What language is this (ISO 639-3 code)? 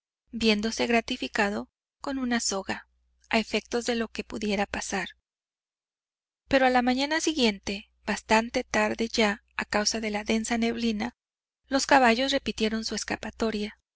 spa